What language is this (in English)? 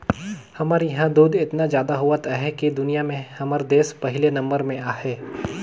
Chhattisgarhi